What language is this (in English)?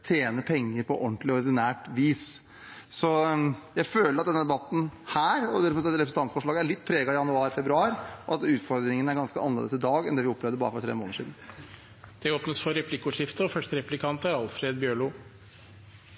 Norwegian